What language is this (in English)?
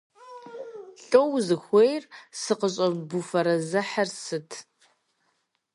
Kabardian